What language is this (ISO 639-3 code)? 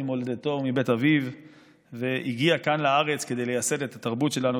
heb